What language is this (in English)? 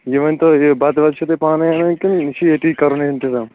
Kashmiri